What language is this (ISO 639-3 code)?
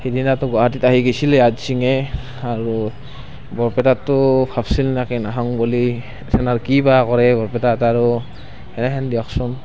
asm